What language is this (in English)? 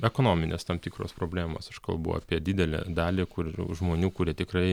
Lithuanian